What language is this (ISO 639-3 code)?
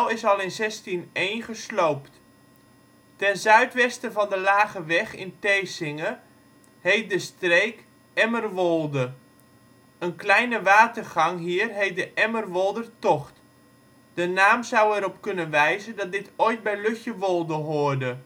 nld